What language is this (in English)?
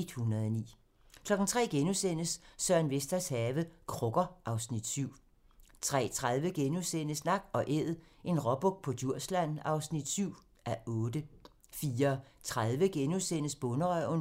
Danish